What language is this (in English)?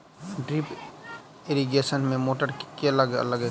Maithili